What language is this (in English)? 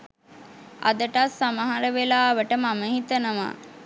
Sinhala